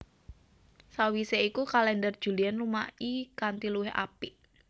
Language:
Javanese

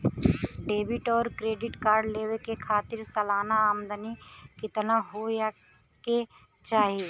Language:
Bhojpuri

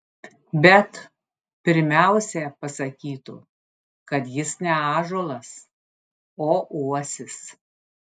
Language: Lithuanian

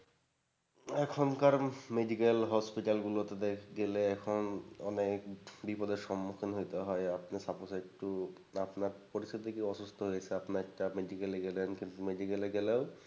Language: Bangla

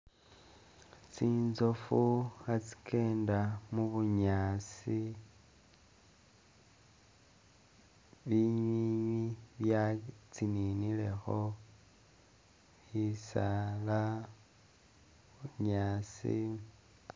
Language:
Masaaba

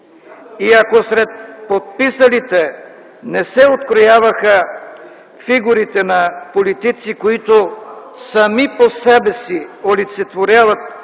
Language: Bulgarian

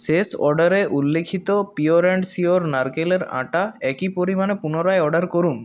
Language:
Bangla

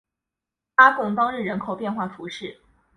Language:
Chinese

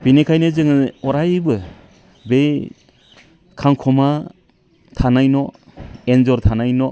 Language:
Bodo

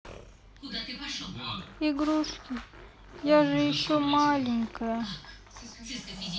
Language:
Russian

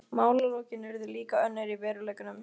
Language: Icelandic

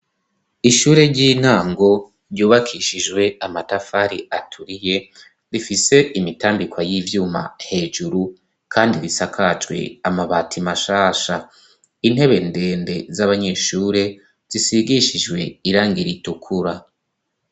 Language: Rundi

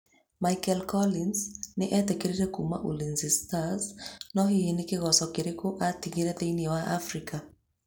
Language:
Kikuyu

